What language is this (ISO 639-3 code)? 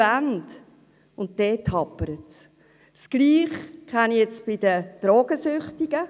gsw